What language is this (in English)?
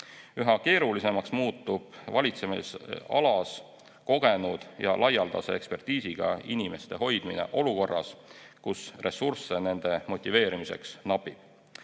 Estonian